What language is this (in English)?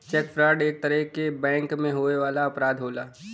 Bhojpuri